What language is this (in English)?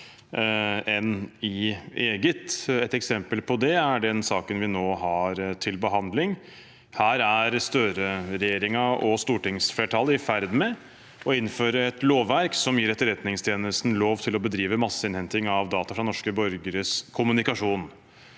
Norwegian